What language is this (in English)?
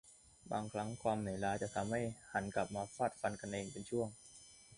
Thai